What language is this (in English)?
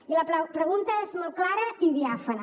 Catalan